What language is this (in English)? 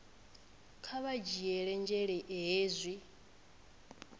Venda